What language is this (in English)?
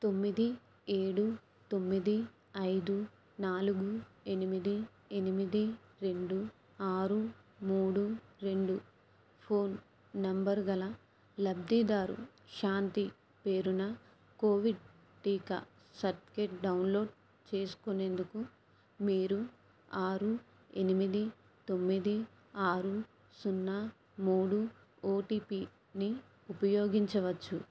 Telugu